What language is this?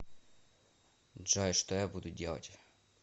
Russian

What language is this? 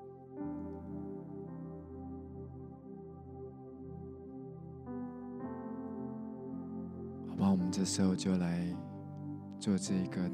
Chinese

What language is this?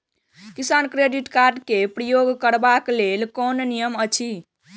Maithili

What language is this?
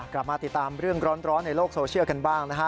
Thai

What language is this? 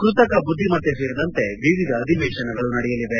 Kannada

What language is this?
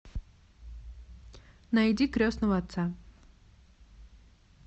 Russian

